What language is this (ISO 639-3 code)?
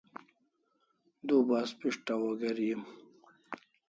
kls